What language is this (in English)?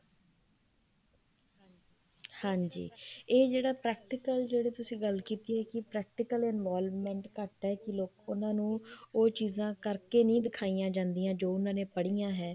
Punjabi